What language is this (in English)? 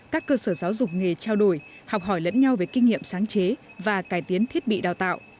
Vietnamese